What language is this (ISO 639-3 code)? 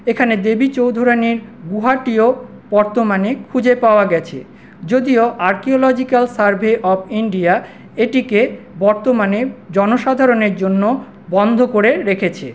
ben